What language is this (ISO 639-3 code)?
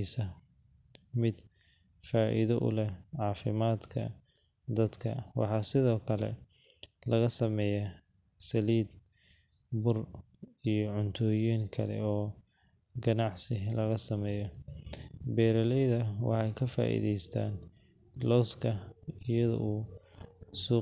som